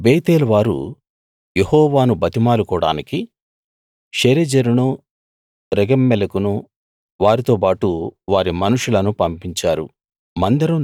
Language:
Telugu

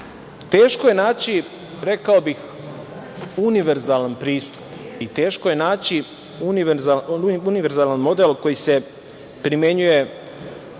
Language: Serbian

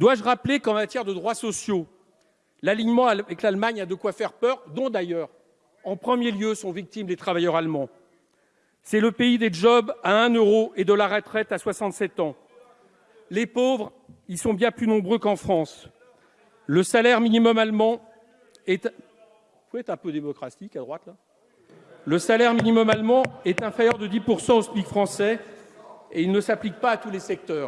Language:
French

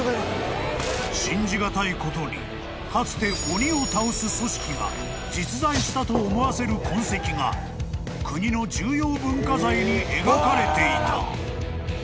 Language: Japanese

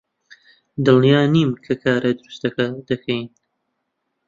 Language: Central Kurdish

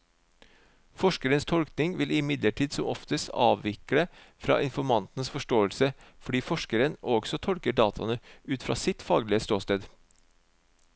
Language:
Norwegian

